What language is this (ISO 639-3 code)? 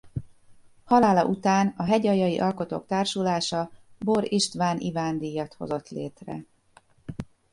hun